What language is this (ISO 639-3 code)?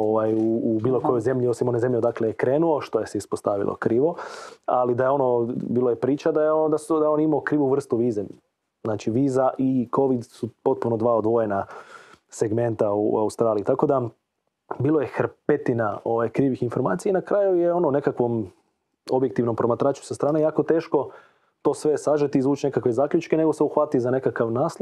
hrv